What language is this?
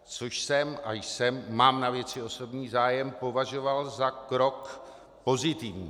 Czech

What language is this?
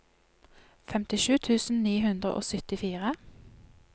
Norwegian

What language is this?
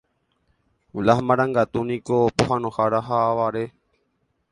Guarani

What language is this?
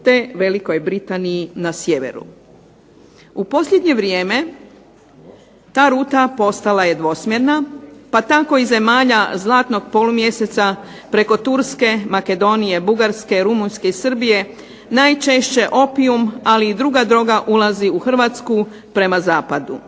Croatian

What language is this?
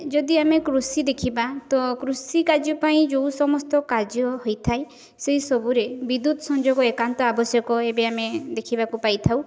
Odia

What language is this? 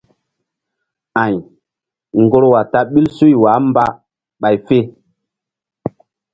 Mbum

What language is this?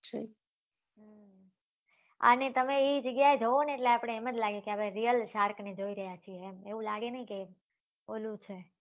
Gujarati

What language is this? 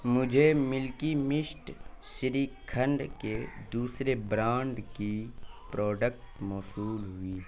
Urdu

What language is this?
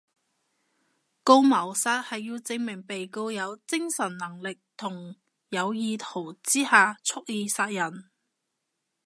Cantonese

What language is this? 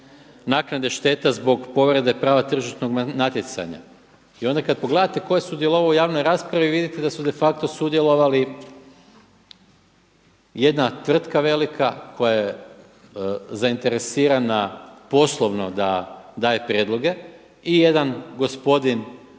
Croatian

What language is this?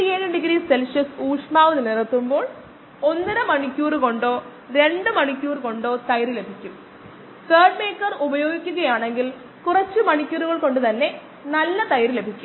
Malayalam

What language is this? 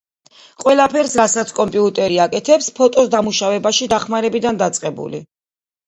Georgian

